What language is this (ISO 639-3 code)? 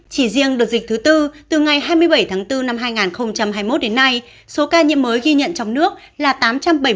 vie